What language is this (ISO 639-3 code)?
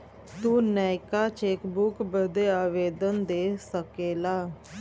bho